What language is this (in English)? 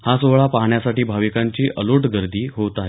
Marathi